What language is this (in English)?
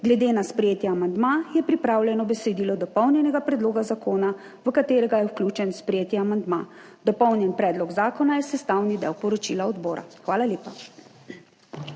Slovenian